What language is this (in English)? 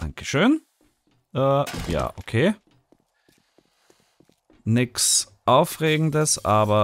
German